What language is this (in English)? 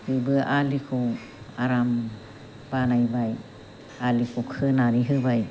Bodo